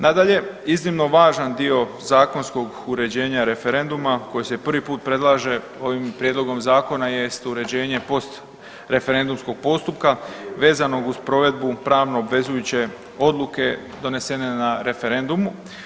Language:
Croatian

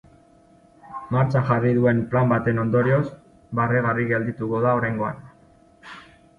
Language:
Basque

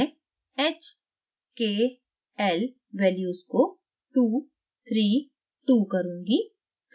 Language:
Hindi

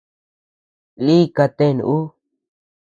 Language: Tepeuxila Cuicatec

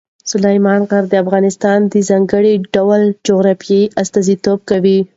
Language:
Pashto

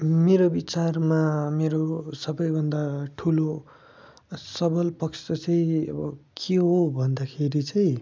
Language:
Nepali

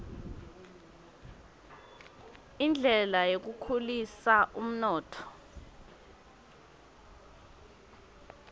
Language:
Swati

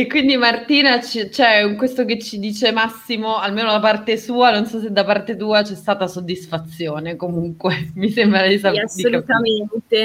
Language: Italian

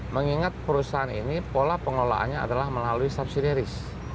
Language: Indonesian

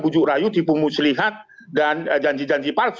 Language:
Indonesian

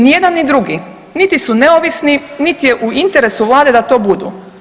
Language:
Croatian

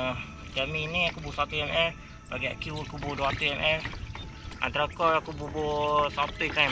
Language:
Malay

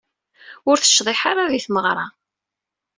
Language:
Kabyle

